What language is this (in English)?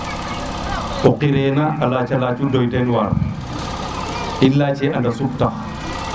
Serer